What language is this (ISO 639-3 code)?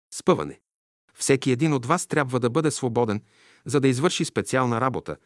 bul